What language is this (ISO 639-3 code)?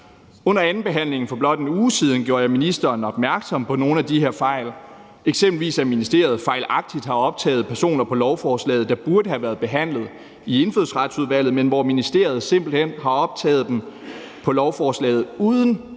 dan